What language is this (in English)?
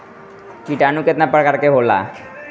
Bhojpuri